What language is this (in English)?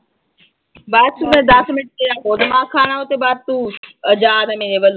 Punjabi